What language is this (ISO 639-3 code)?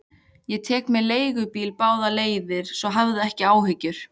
isl